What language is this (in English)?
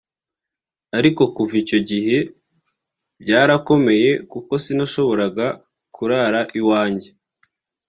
Kinyarwanda